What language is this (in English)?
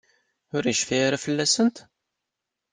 Kabyle